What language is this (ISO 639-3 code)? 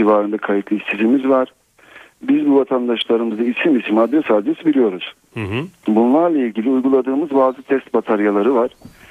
tur